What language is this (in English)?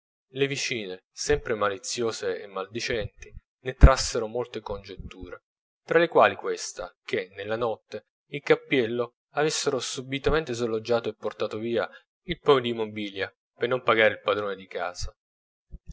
Italian